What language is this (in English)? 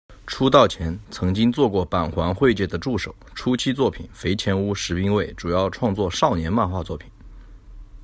Chinese